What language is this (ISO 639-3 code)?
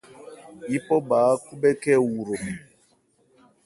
ebr